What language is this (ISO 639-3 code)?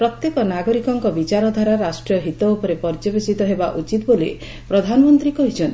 ori